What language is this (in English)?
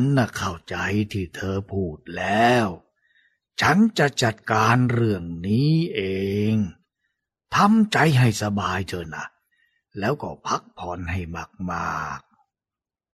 Thai